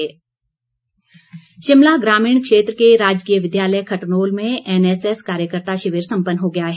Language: Hindi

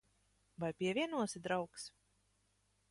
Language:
Latvian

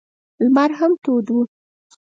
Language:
Pashto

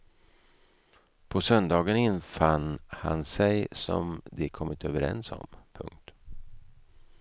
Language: Swedish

